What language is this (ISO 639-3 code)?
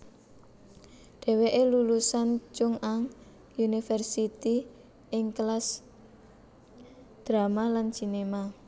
jav